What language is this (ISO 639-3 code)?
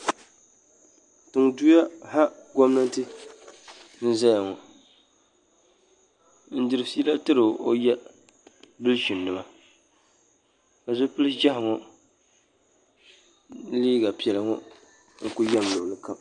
dag